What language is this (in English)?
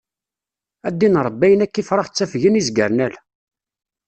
Kabyle